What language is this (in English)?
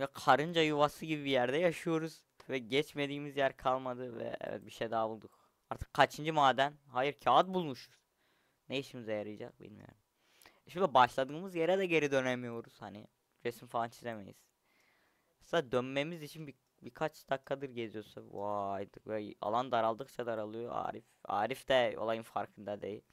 Turkish